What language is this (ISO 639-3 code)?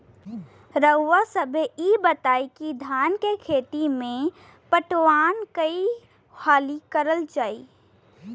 bho